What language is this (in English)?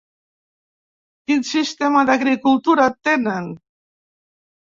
Catalan